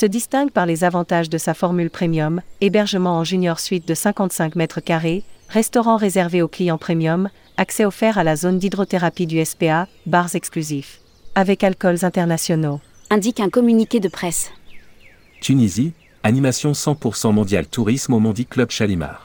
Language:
French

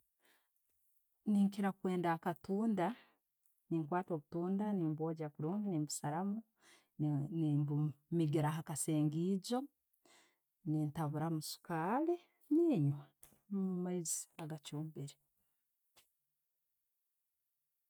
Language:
Tooro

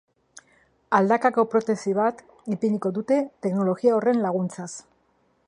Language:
Basque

